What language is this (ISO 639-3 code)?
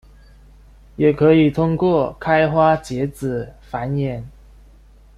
zho